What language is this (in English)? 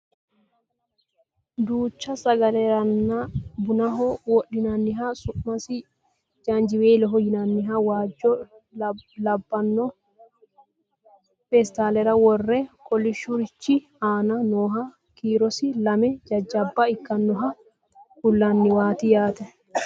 Sidamo